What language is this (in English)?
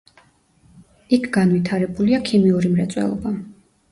Georgian